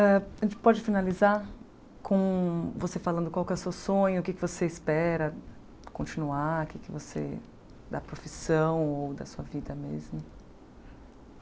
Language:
Portuguese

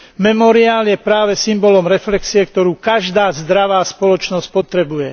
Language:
Slovak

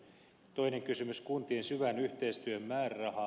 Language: Finnish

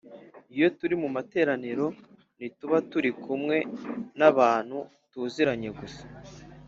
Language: Kinyarwanda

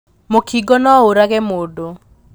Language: Kikuyu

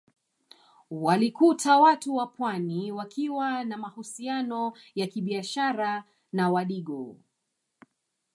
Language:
Swahili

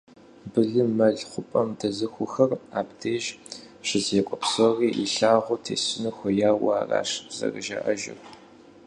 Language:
Kabardian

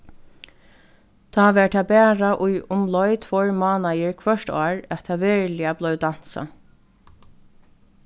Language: Faroese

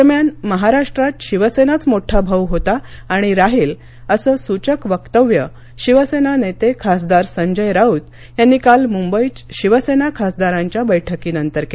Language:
Marathi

